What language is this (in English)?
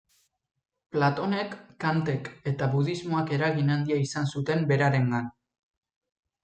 Basque